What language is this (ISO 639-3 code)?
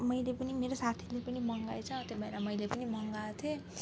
nep